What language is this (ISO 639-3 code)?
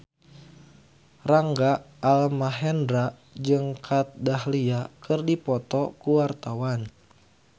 sun